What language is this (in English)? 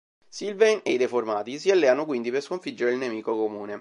Italian